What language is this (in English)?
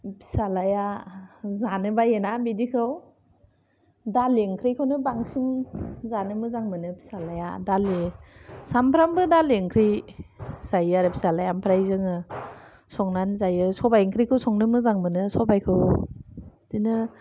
Bodo